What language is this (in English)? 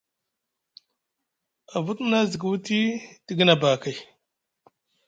Musgu